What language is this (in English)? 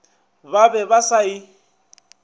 Northern Sotho